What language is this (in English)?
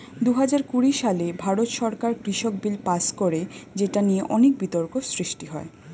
Bangla